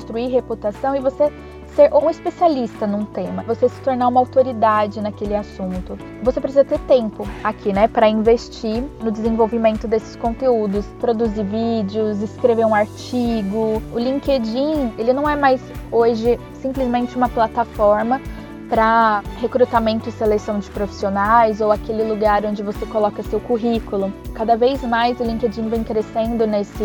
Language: Portuguese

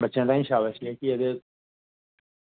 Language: Dogri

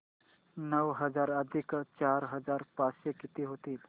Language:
Marathi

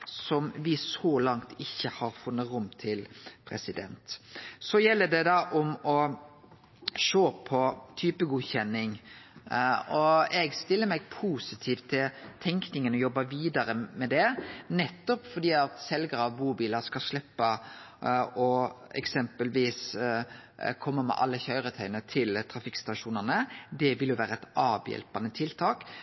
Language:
Norwegian Nynorsk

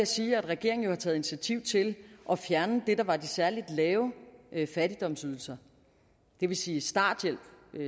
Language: Danish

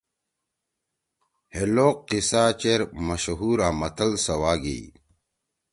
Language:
Torwali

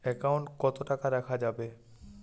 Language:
Bangla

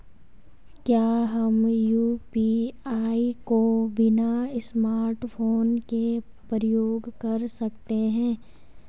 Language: Hindi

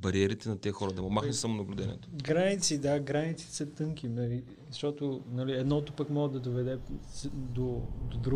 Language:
Bulgarian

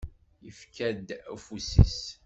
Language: Kabyle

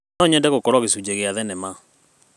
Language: Kikuyu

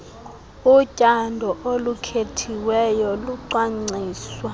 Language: Xhosa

